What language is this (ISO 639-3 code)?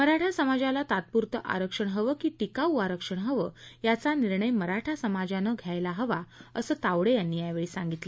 mar